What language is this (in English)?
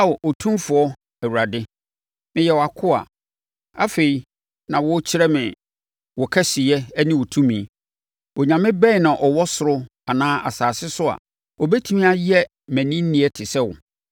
Akan